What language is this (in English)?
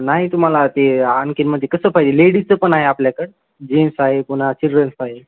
Marathi